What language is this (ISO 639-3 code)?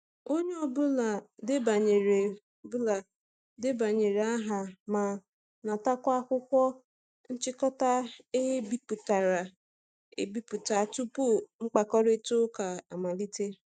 ibo